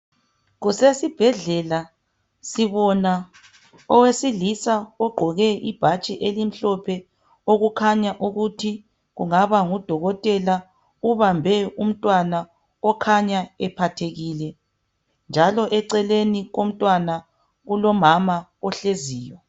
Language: North Ndebele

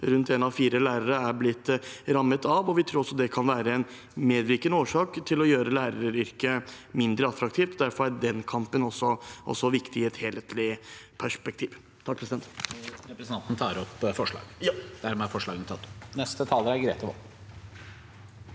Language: Norwegian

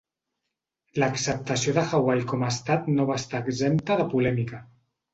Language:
Catalan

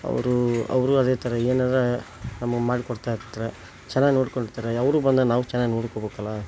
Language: Kannada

